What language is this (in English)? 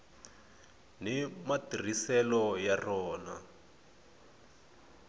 Tsonga